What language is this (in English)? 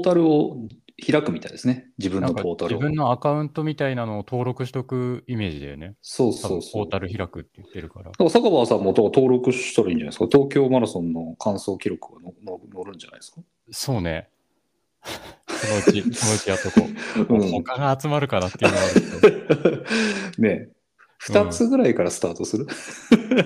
Japanese